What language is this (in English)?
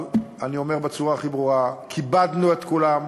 Hebrew